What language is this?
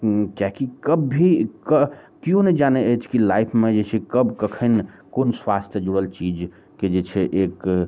Maithili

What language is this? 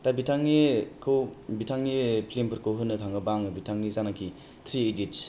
Bodo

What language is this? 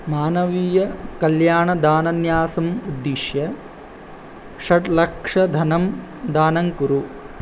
Sanskrit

